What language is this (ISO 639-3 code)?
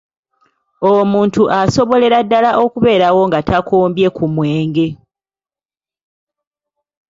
lug